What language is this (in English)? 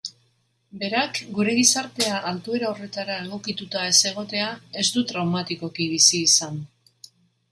Basque